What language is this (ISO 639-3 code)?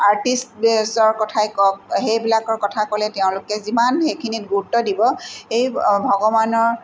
asm